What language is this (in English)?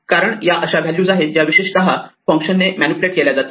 Marathi